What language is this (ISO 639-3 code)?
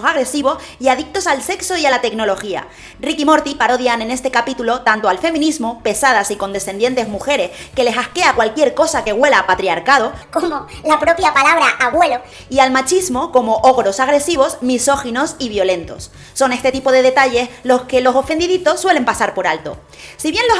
spa